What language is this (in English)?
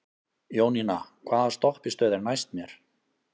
Icelandic